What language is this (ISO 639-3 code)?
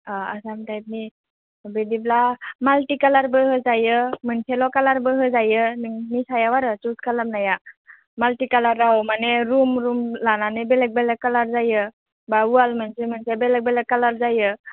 brx